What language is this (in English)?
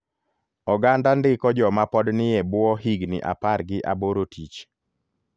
Luo (Kenya and Tanzania)